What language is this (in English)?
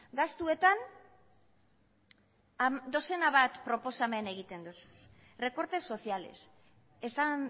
Basque